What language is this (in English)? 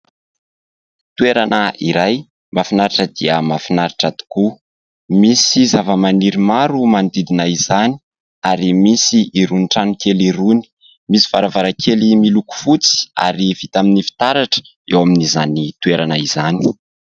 Malagasy